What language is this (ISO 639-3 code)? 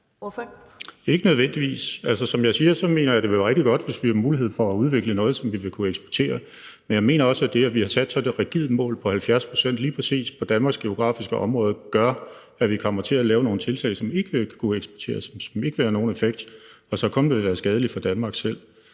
dan